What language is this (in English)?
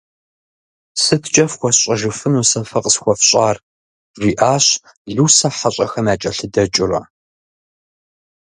Kabardian